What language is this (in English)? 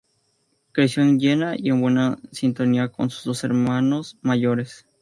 Spanish